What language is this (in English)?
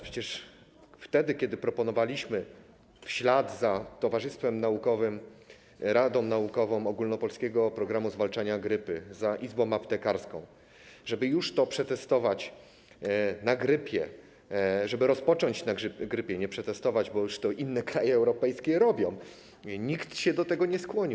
Polish